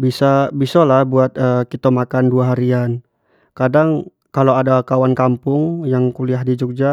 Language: Jambi Malay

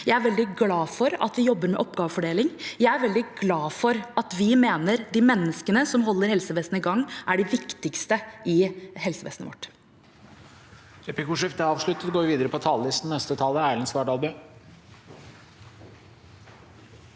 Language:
Norwegian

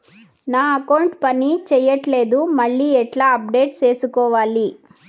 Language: Telugu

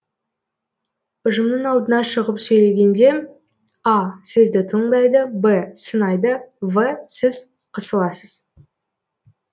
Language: Kazakh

